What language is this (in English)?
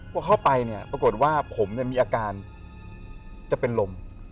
Thai